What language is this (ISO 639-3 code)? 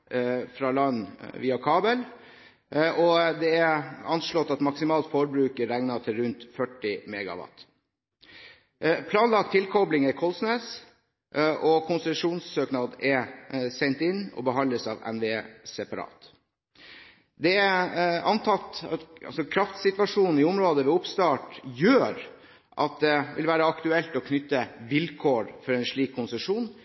nob